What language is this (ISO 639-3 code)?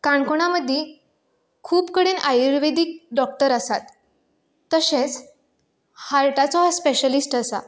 kok